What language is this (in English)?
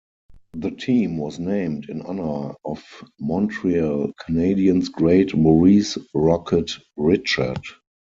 English